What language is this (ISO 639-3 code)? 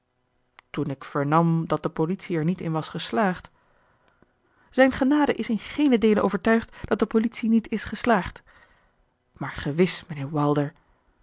nld